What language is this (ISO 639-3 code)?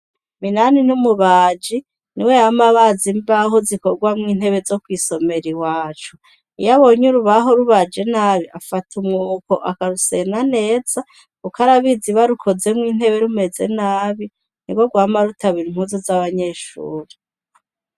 run